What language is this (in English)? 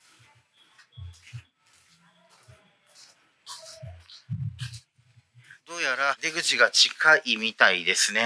Japanese